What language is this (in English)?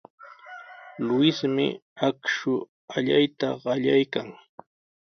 Sihuas Ancash Quechua